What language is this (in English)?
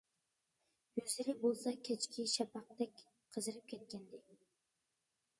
Uyghur